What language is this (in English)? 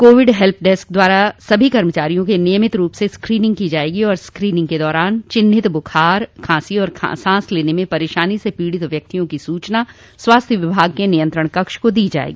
Hindi